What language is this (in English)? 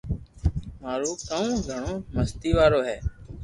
Loarki